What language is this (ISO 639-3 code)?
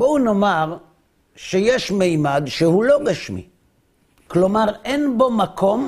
heb